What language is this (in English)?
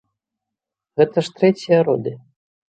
Belarusian